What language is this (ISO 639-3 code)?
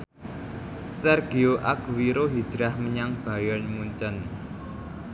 jav